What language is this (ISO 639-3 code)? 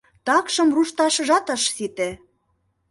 chm